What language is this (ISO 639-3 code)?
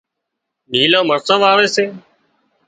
kxp